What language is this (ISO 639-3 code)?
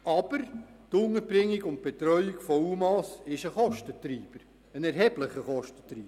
gsw